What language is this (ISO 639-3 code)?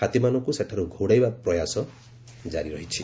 ori